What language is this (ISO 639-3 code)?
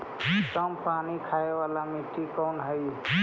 mag